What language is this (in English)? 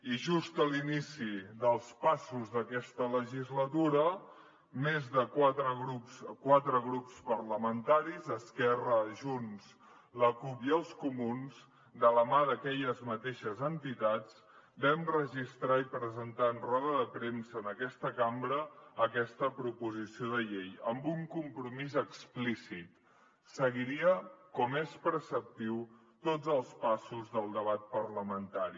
Catalan